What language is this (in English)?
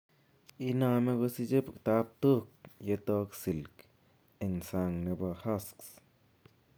Kalenjin